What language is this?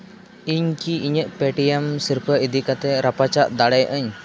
Santali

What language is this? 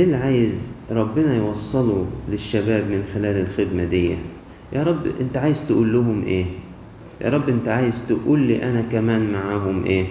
Arabic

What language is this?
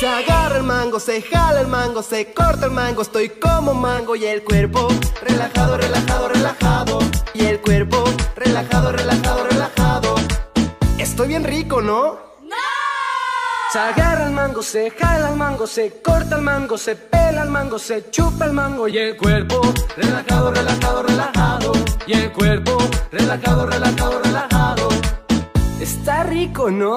Spanish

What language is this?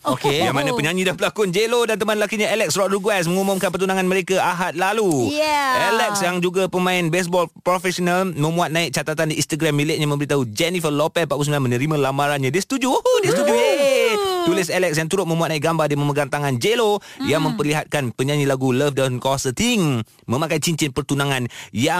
Malay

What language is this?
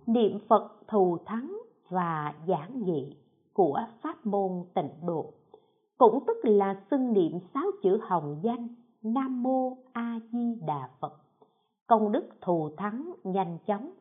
Vietnamese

